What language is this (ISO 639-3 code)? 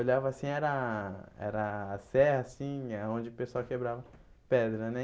por